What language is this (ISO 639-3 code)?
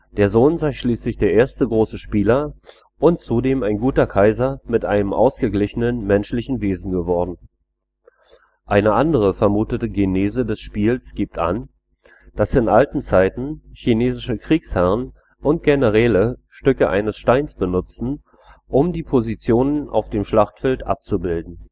deu